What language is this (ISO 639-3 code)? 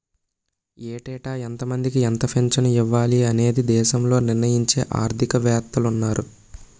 tel